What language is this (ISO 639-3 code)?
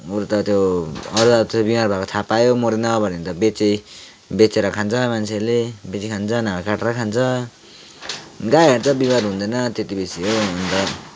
nep